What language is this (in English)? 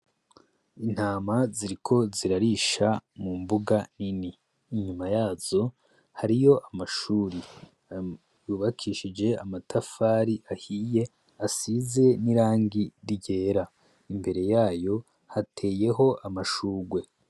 Rundi